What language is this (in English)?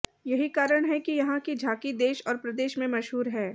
Hindi